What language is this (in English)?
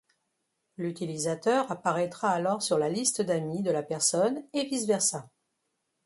French